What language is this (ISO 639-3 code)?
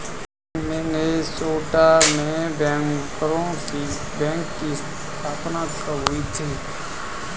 hin